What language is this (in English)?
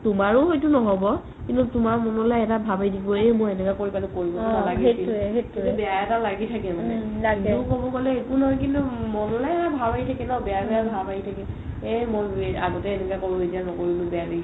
Assamese